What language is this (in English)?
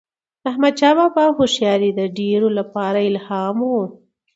Pashto